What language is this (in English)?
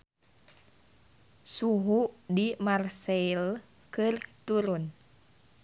Sundanese